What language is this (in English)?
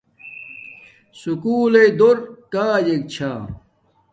Domaaki